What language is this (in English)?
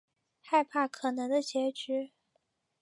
Chinese